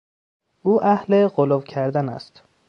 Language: Persian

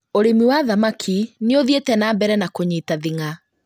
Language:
Kikuyu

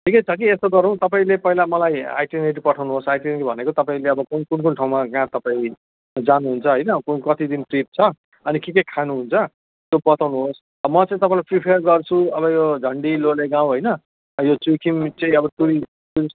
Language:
Nepali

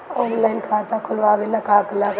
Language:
Bhojpuri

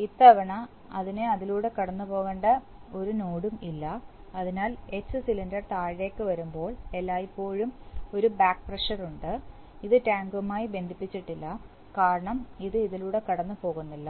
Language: Malayalam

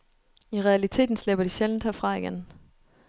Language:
Danish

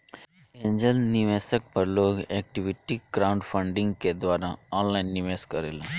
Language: Bhojpuri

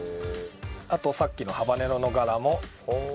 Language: Japanese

